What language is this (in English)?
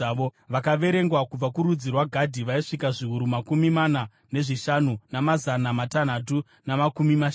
Shona